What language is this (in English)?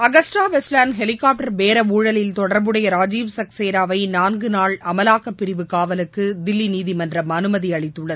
Tamil